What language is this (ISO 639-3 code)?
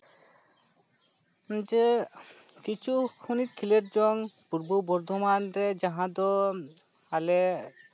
sat